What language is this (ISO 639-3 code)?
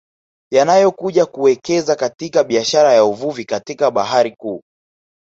swa